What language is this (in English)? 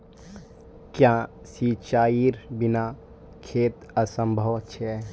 Magahi